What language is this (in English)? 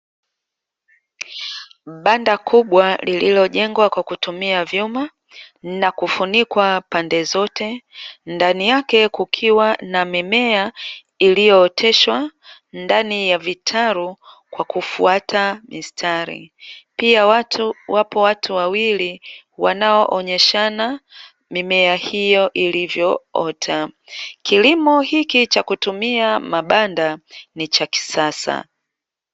Swahili